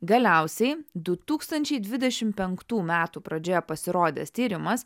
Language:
Lithuanian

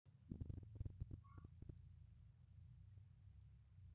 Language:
Masai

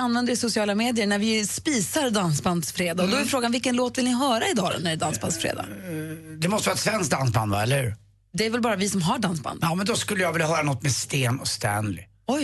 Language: Swedish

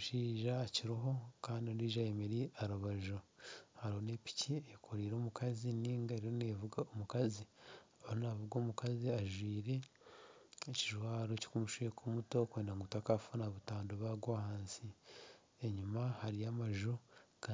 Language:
Nyankole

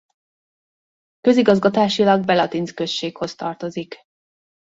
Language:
Hungarian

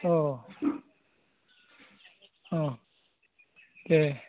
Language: Bodo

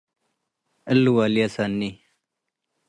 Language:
Tigre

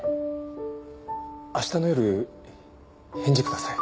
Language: Japanese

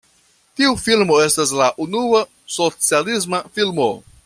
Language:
Esperanto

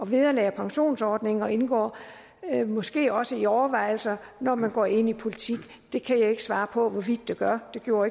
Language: Danish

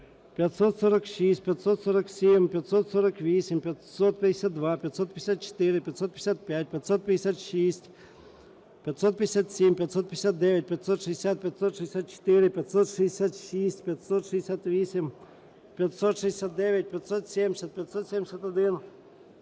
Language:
Ukrainian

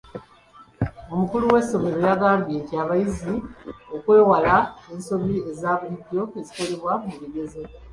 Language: Ganda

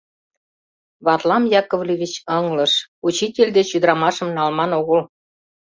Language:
Mari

